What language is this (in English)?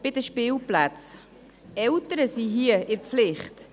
Swiss German